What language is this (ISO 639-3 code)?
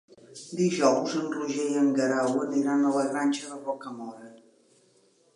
cat